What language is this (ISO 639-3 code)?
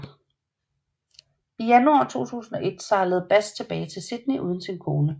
dan